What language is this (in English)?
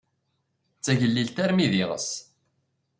Kabyle